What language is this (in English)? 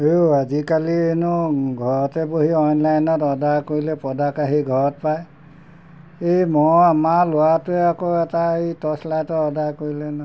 Assamese